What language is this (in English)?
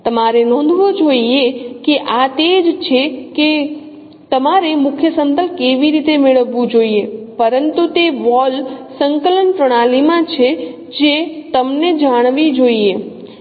Gujarati